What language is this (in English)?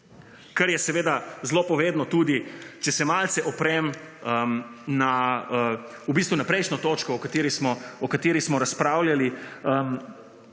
Slovenian